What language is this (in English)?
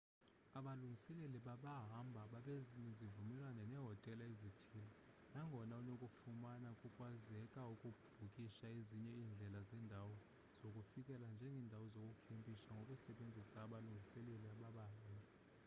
Xhosa